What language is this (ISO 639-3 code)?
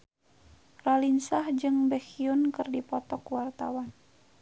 sun